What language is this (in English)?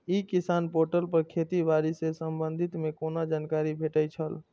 Maithili